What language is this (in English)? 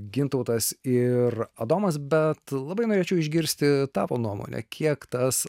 Lithuanian